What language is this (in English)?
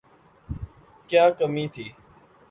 Urdu